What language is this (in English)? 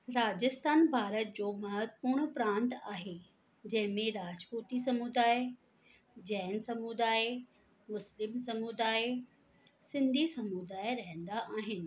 Sindhi